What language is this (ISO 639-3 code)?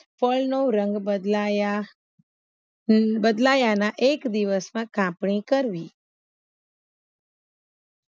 guj